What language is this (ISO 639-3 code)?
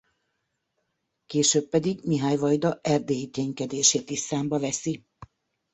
hun